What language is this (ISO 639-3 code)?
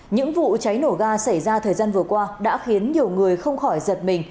vie